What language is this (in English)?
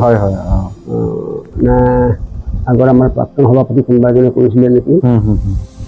Bangla